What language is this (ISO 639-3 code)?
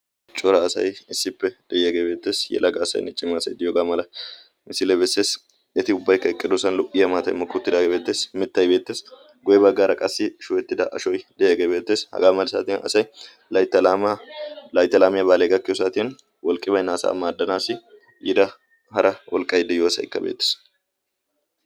wal